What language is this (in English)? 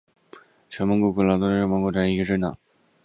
Chinese